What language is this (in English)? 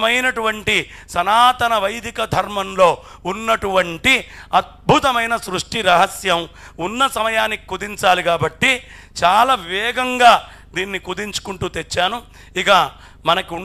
Telugu